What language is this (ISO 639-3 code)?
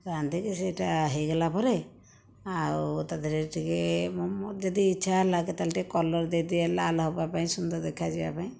ori